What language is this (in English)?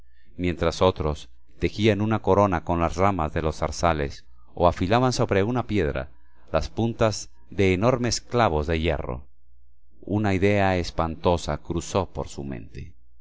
Spanish